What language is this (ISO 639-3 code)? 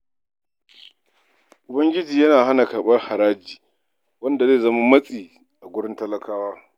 hau